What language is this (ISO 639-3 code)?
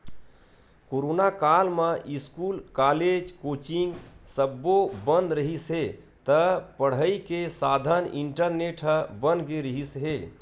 hne